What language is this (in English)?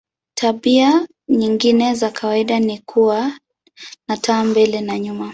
Swahili